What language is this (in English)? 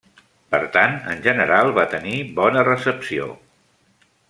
Catalan